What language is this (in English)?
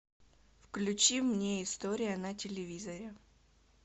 Russian